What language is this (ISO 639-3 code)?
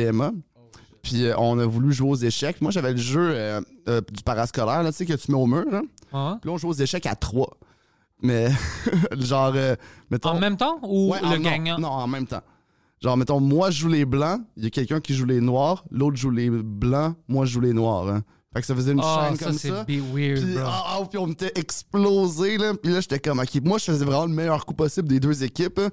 fra